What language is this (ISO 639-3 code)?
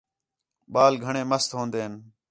xhe